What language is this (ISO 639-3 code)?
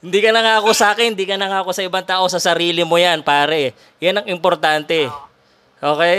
fil